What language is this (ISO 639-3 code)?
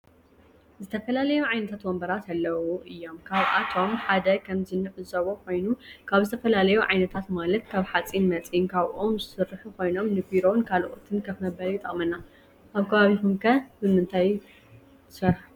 tir